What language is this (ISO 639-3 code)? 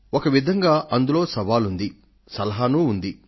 tel